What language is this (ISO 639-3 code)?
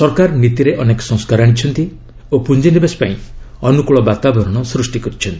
ori